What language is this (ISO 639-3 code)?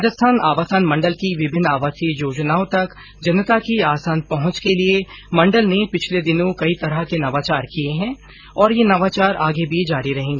hin